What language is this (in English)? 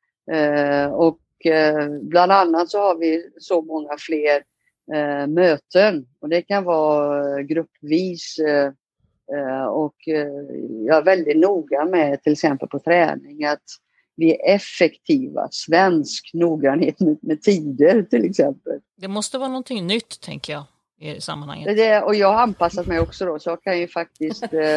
Swedish